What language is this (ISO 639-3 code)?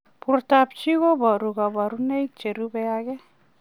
kln